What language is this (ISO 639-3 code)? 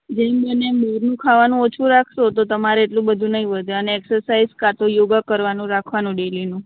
guj